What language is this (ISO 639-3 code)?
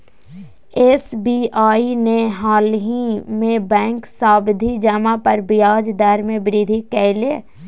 mag